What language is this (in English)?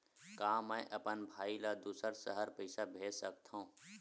Chhattisgarhi